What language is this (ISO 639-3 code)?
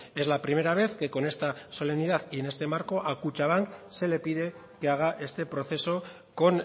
spa